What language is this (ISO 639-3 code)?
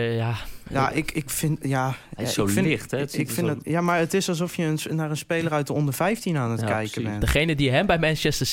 nld